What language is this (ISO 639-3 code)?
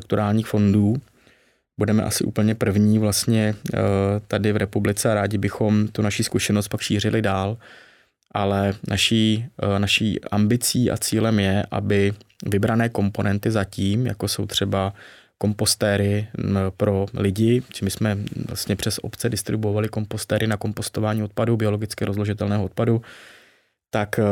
ces